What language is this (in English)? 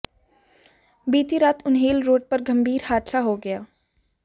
Hindi